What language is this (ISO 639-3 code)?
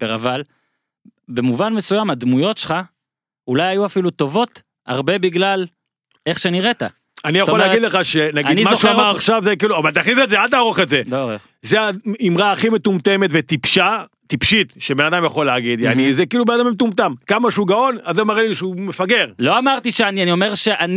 heb